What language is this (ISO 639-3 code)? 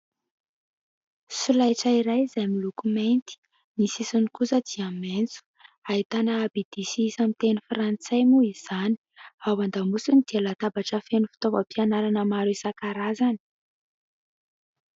mlg